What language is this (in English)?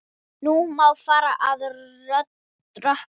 Icelandic